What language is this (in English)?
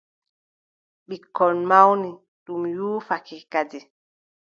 Adamawa Fulfulde